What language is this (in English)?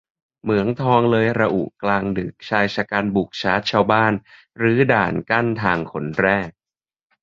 Thai